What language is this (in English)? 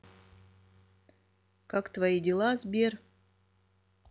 Russian